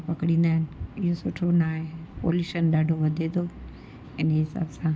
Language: Sindhi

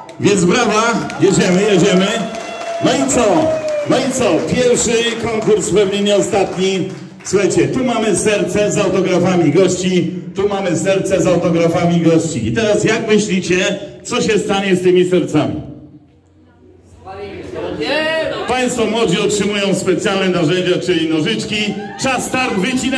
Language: Polish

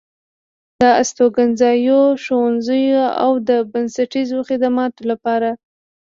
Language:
Pashto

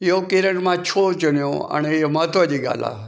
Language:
Sindhi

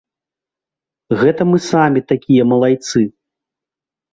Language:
Belarusian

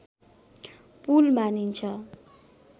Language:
Nepali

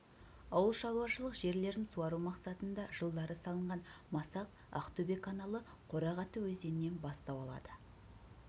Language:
Kazakh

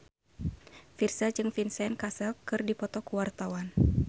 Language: Sundanese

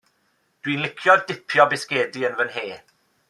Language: Welsh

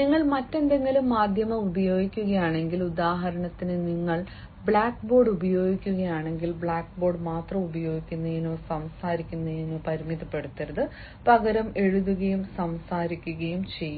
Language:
Malayalam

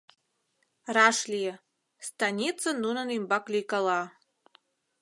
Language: Mari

